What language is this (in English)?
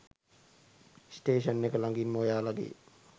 Sinhala